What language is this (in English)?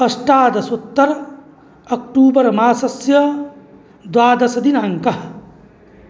Sanskrit